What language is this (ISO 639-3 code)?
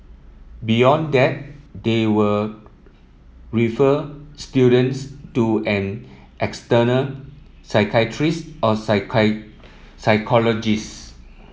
eng